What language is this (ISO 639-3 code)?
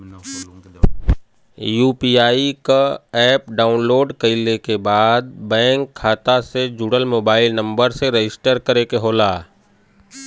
bho